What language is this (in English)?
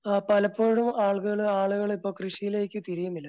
Malayalam